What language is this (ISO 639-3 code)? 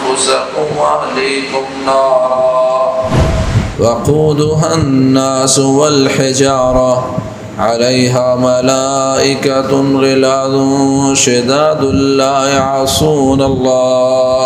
urd